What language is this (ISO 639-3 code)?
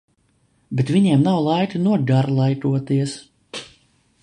lav